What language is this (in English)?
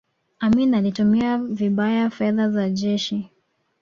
Swahili